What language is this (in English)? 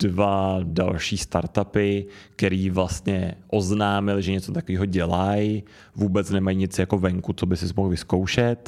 Czech